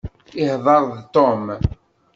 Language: Kabyle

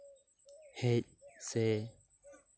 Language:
Santali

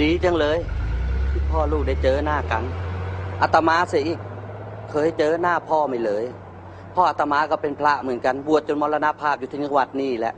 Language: Thai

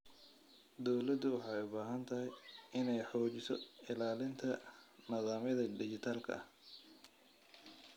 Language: Somali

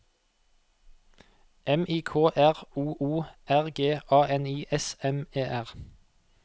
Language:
Norwegian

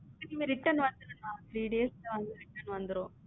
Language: Tamil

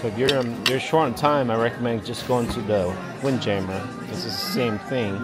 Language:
English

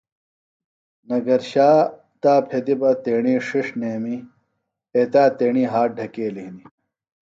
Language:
Phalura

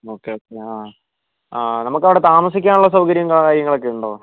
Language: Malayalam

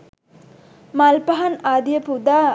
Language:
Sinhala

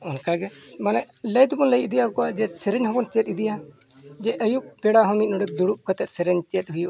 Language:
Santali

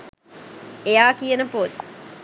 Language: Sinhala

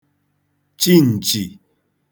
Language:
Igbo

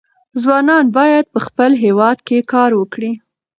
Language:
Pashto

